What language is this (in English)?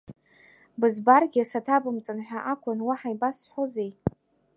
Abkhazian